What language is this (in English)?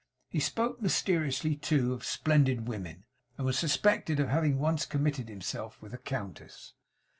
English